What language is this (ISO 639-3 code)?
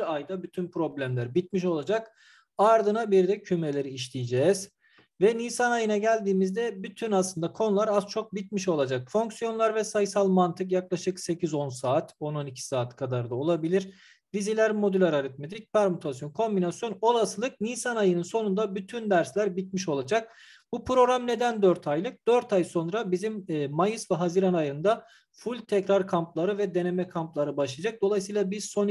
tur